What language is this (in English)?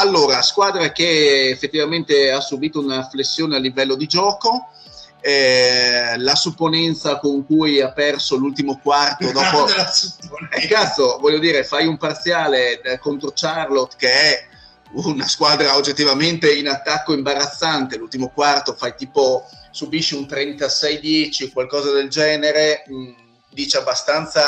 Italian